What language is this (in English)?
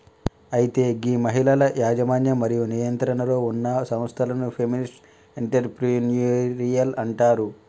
Telugu